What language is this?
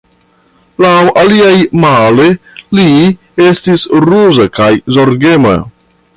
Esperanto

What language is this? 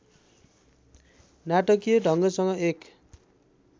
Nepali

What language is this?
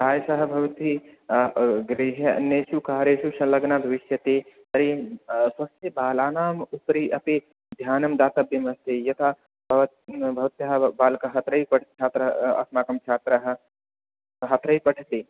Sanskrit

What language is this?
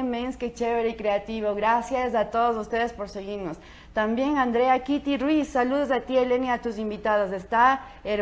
Spanish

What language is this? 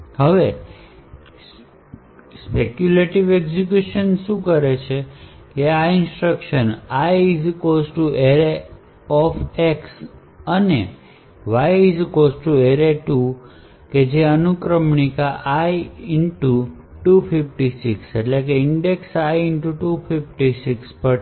Gujarati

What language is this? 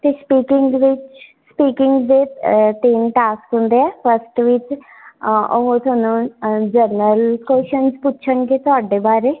Punjabi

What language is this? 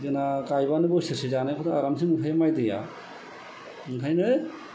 Bodo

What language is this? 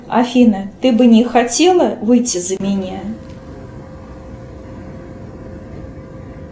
Russian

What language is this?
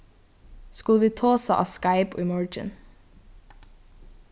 Faroese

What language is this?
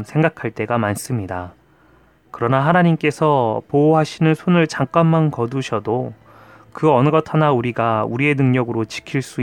Korean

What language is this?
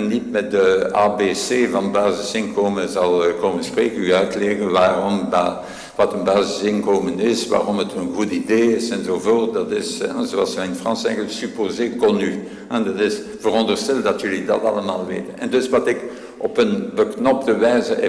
Dutch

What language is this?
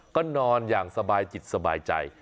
Thai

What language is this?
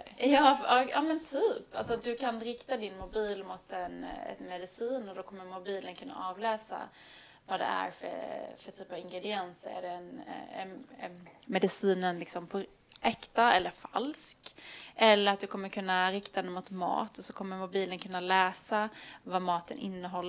Swedish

